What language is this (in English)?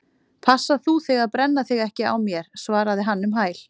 Icelandic